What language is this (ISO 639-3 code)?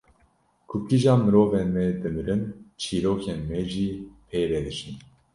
kur